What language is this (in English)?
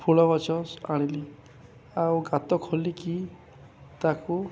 Odia